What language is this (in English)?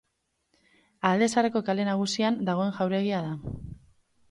Basque